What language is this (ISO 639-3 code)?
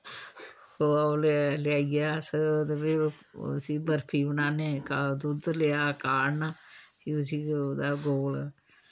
doi